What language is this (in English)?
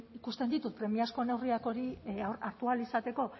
Basque